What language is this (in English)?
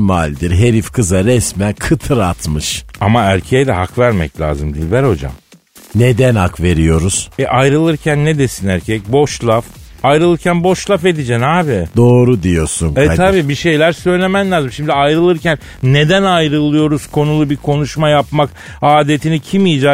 Turkish